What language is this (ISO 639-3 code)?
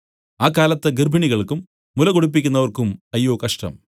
mal